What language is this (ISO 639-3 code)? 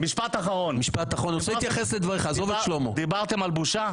heb